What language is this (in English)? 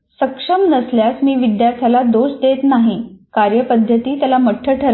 Marathi